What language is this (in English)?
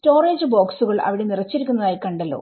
Malayalam